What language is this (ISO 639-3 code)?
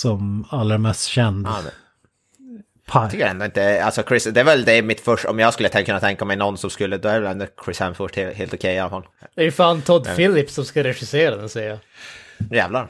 swe